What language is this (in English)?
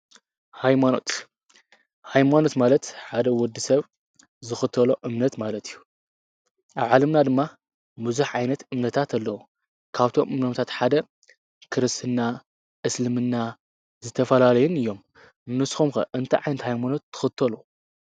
Tigrinya